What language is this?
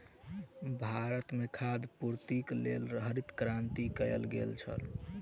Maithili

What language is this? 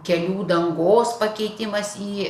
Lithuanian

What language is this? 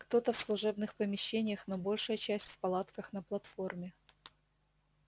Russian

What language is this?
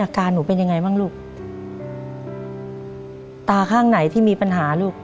Thai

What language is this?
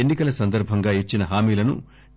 Telugu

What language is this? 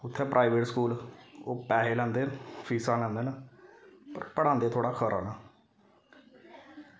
Dogri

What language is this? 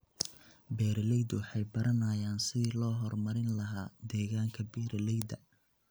Somali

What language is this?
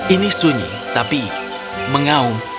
Indonesian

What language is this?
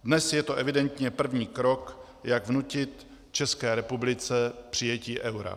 Czech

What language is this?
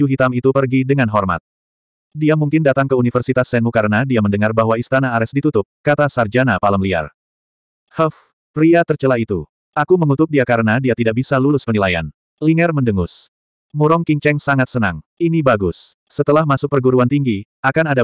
Indonesian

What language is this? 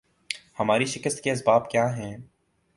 Urdu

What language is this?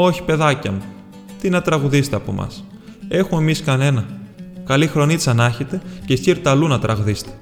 Greek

